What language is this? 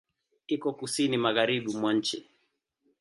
Swahili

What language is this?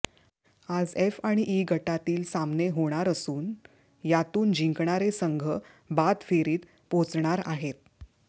Marathi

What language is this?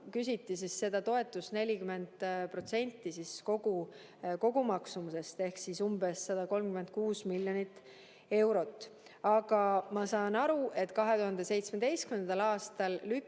Estonian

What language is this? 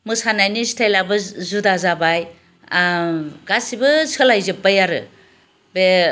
Bodo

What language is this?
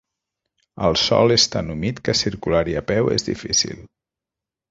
Catalan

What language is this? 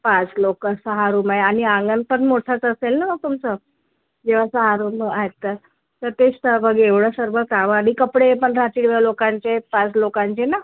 Marathi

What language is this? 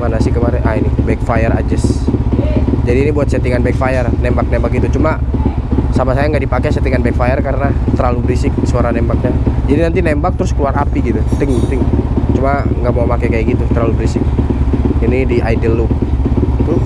Indonesian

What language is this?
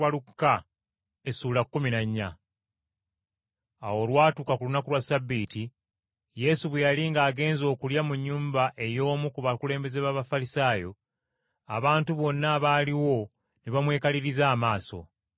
Ganda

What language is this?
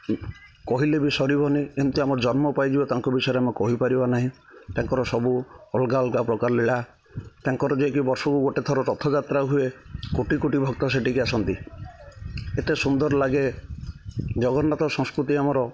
Odia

